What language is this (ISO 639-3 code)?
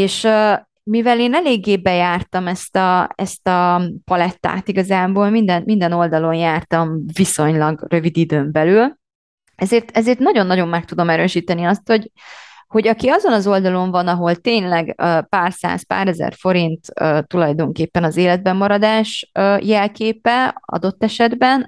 hun